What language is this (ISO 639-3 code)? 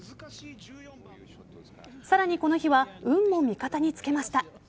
jpn